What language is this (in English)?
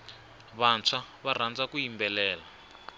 Tsonga